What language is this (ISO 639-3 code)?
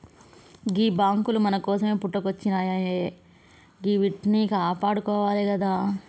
tel